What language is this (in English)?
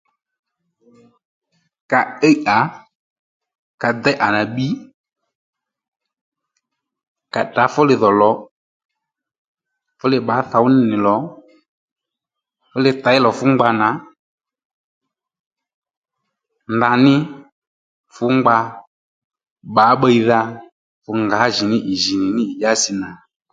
Lendu